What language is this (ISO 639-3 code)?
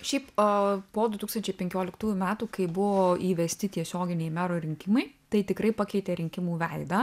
lit